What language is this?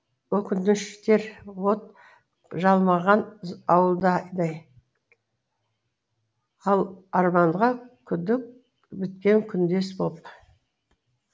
Kazakh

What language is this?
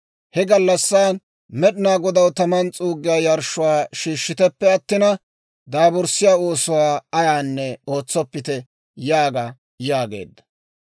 Dawro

